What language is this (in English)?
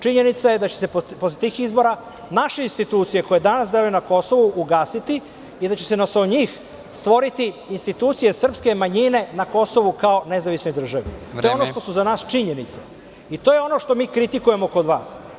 Serbian